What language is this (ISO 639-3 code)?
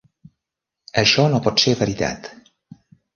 cat